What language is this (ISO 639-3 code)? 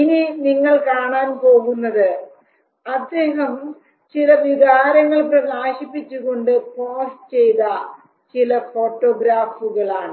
mal